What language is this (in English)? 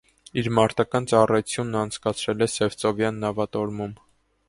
Armenian